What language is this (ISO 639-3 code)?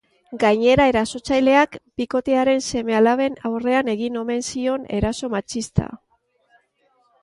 eus